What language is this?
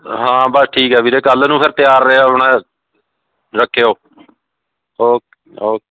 Punjabi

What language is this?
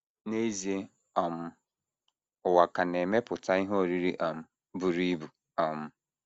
Igbo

